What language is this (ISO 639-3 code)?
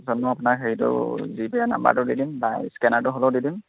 asm